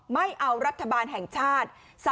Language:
Thai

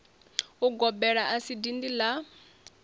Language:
Venda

